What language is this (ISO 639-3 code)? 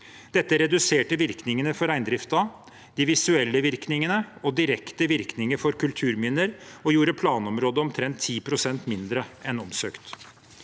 nor